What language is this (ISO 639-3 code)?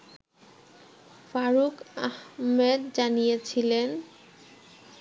ben